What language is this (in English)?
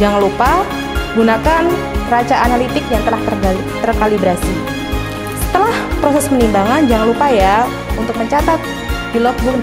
Indonesian